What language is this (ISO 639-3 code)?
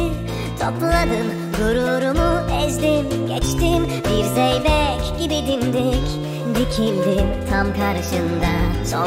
tur